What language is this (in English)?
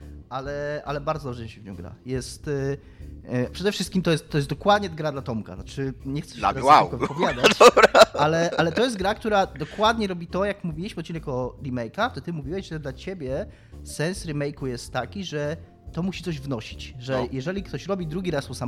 Polish